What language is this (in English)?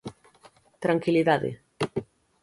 Galician